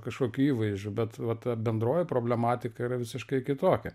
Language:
Lithuanian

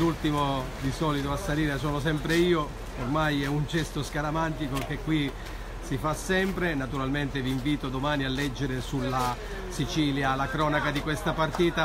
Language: Italian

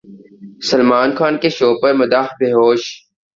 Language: Urdu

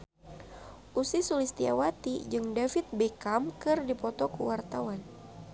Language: Sundanese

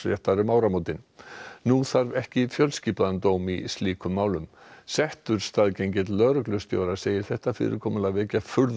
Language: Icelandic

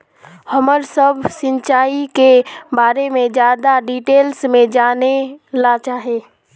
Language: Magahi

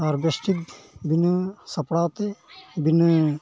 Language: Santali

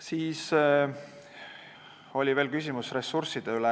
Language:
Estonian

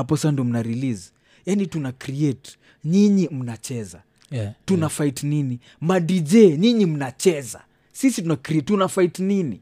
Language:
Swahili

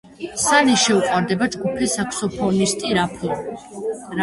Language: Georgian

